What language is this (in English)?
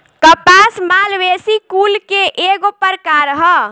Bhojpuri